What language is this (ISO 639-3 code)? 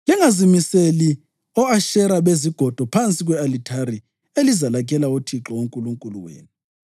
nde